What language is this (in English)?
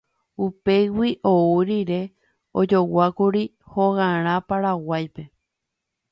Guarani